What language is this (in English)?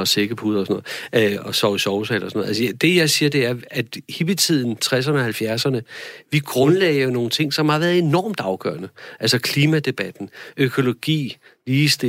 Danish